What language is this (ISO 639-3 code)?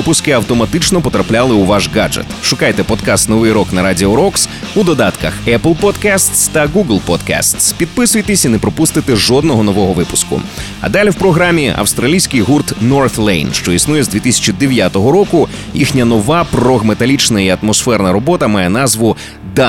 ukr